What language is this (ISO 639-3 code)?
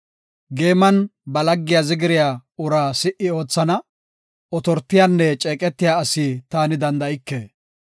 gof